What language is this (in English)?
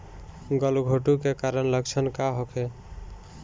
Bhojpuri